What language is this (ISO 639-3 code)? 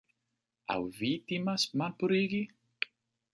epo